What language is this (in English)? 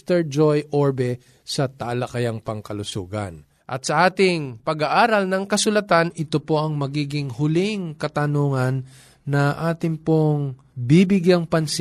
Filipino